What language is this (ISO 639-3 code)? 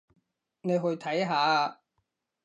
yue